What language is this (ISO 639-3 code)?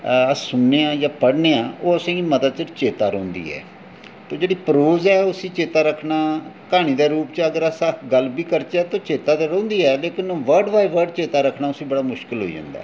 doi